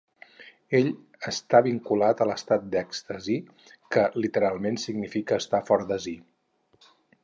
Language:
Catalan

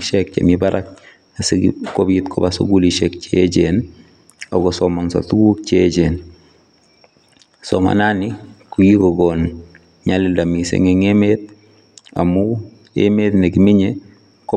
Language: Kalenjin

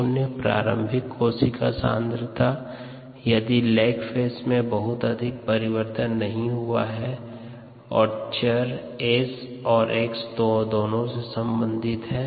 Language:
Hindi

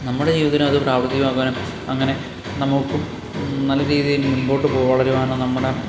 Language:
Malayalam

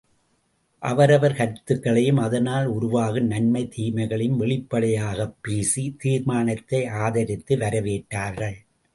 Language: Tamil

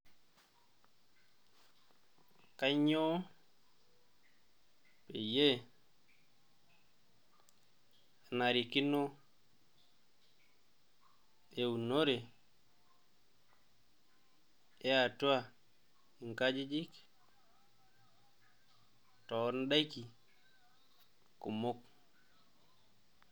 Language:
Masai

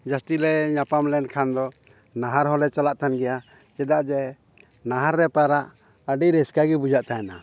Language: Santali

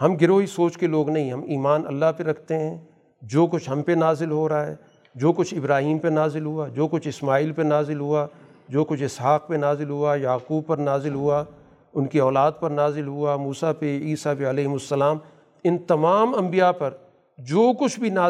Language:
Urdu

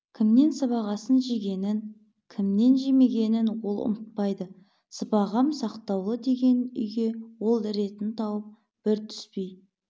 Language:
Kazakh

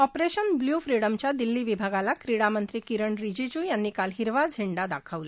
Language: Marathi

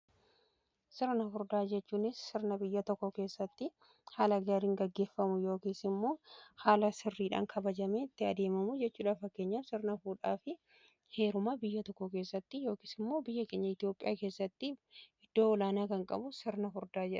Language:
Oromo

